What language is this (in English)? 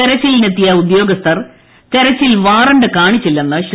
Malayalam